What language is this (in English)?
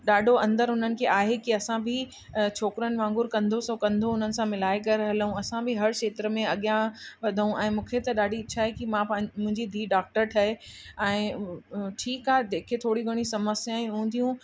Sindhi